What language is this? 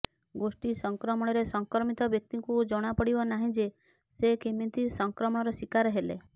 Odia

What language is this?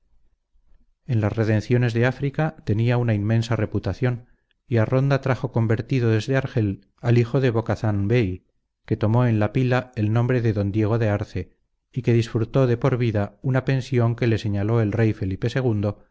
Spanish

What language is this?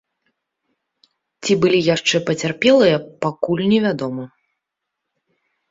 Belarusian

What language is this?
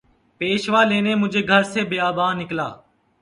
Urdu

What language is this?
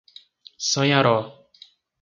Portuguese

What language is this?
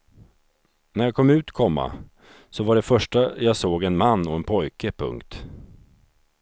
Swedish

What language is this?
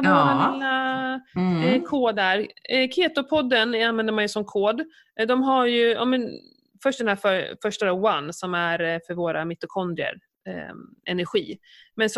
Swedish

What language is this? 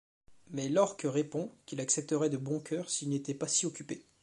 French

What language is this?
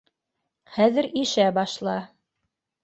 Bashkir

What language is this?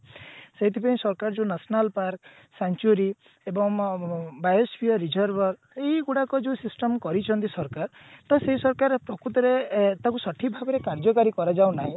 Odia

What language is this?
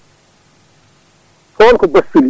Fula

